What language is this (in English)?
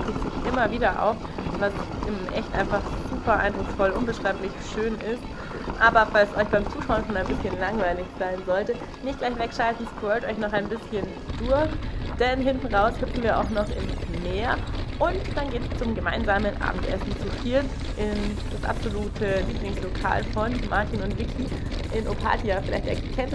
German